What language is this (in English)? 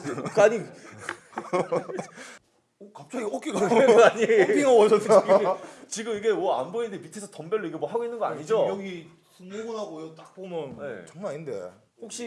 Korean